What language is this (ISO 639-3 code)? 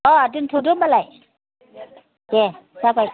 brx